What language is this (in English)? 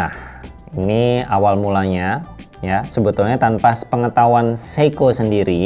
Indonesian